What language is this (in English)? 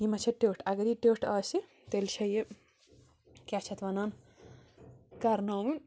Kashmiri